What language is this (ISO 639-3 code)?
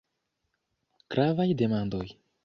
epo